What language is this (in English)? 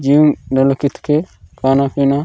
Gondi